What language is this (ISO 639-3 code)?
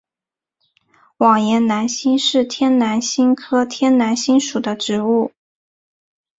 zho